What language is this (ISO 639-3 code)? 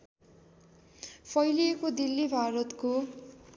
nep